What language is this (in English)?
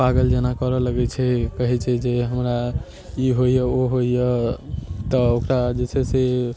Maithili